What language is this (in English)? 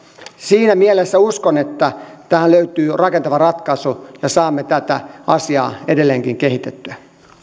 Finnish